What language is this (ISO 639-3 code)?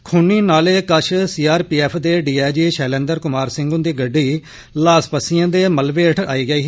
doi